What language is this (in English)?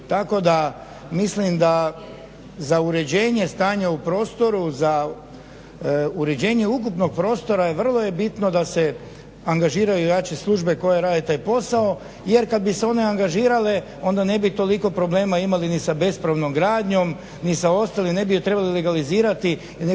Croatian